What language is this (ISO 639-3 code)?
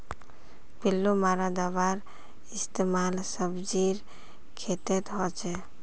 mag